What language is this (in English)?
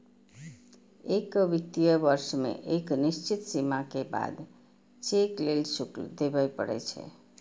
Maithili